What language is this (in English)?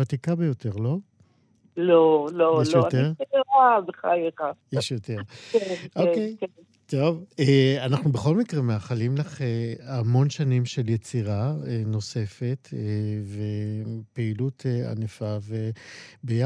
Hebrew